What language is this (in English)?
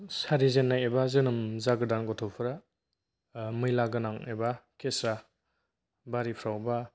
Bodo